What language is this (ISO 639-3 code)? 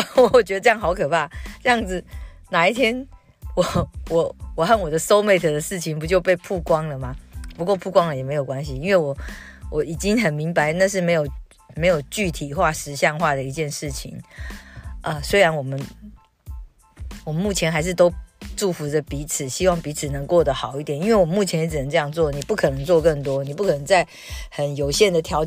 zho